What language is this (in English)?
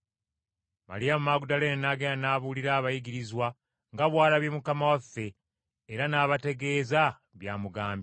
Ganda